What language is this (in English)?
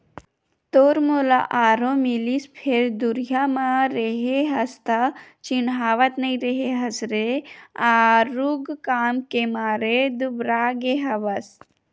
Chhattisgarhi